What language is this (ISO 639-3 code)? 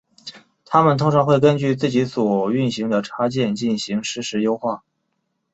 zho